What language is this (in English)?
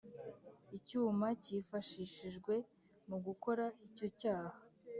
Kinyarwanda